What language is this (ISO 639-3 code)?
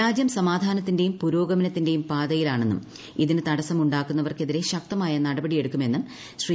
mal